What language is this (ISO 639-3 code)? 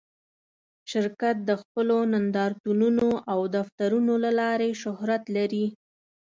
pus